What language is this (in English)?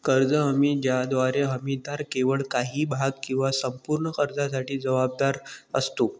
Marathi